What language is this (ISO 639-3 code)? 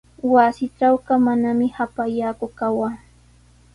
qws